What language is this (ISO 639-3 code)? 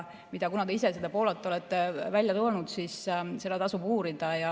est